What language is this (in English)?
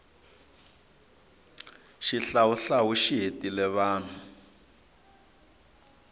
Tsonga